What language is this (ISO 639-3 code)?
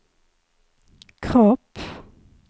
swe